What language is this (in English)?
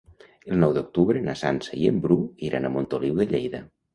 Catalan